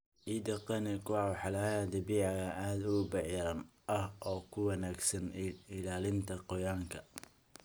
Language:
Somali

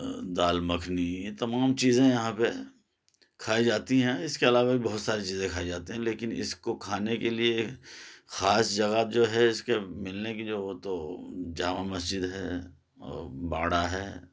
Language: Urdu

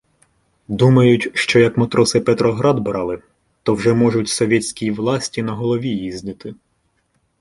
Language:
Ukrainian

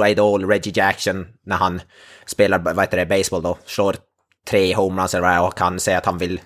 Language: Swedish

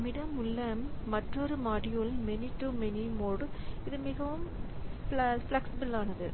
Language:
Tamil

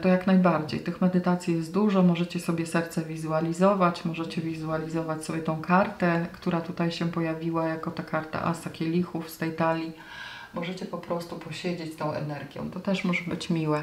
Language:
Polish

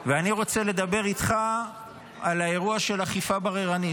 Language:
Hebrew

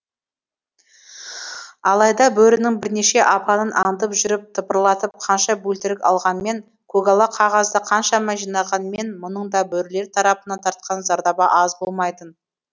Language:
Kazakh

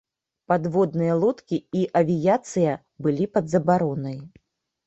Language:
Belarusian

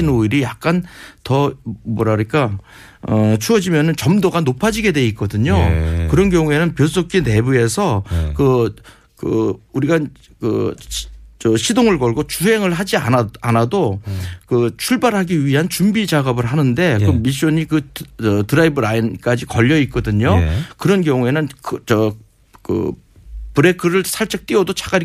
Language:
Korean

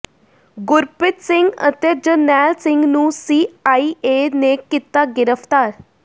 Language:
Punjabi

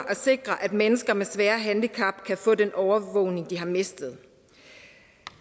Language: Danish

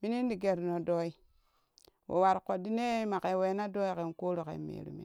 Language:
Kushi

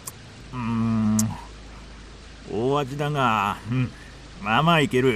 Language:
Japanese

